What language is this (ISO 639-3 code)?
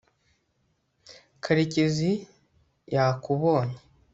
kin